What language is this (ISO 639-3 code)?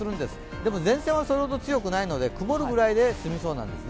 jpn